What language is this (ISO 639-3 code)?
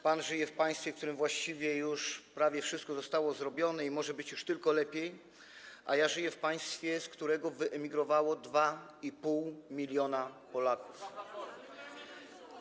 pol